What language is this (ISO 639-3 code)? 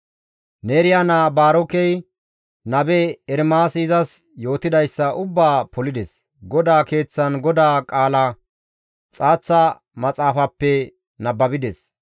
gmv